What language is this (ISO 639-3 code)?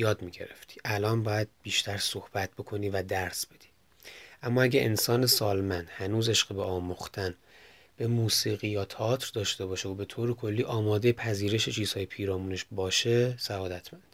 fas